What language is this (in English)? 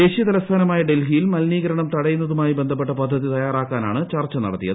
Malayalam